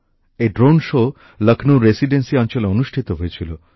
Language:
Bangla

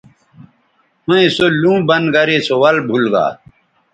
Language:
Bateri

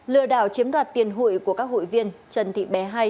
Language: Vietnamese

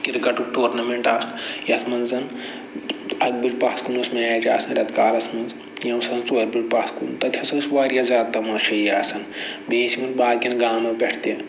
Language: Kashmiri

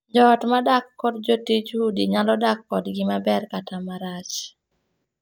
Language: Luo (Kenya and Tanzania)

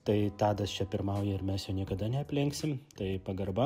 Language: Lithuanian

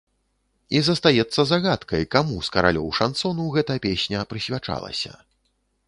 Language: Belarusian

